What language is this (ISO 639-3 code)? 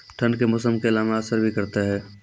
mai